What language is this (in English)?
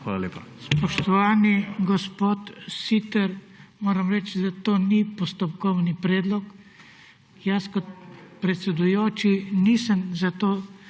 Slovenian